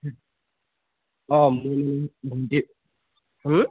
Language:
Assamese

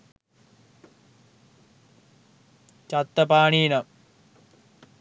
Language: Sinhala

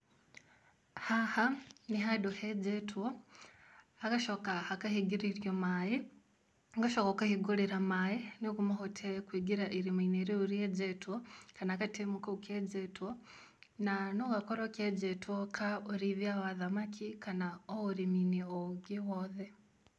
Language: Kikuyu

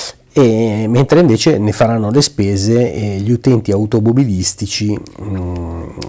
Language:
Italian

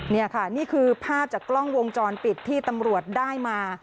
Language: Thai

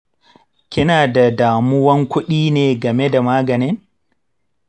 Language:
Hausa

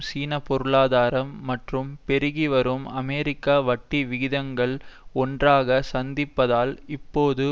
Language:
Tamil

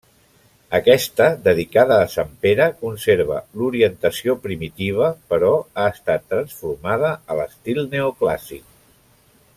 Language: Catalan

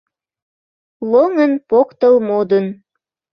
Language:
Mari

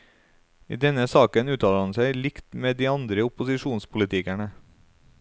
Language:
Norwegian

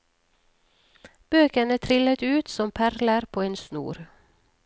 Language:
Norwegian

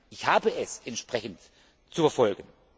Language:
German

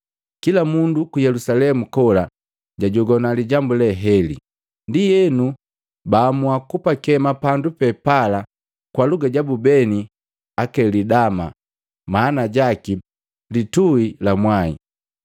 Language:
Matengo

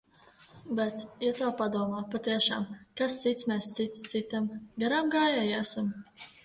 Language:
Latvian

